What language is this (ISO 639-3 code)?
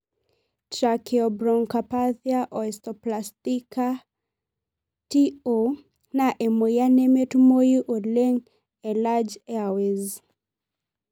mas